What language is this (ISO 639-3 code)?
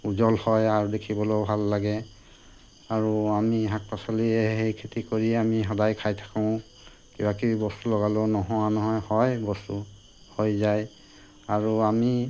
asm